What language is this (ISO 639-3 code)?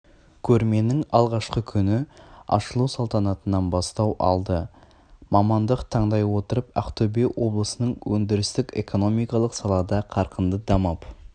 kaz